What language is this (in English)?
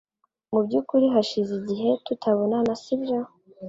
Kinyarwanda